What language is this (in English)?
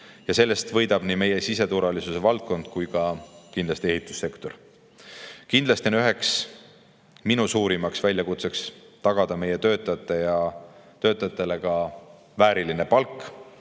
Estonian